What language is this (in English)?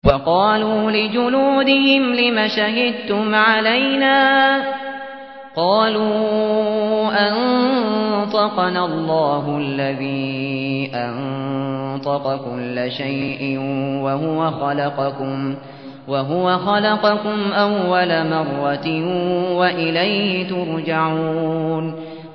Arabic